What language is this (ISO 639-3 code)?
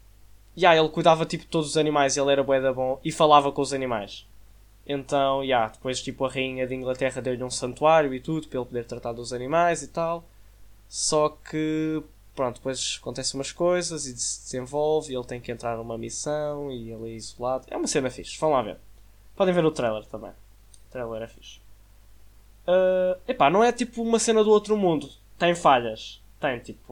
por